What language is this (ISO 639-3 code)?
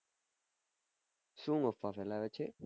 guj